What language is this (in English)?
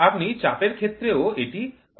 Bangla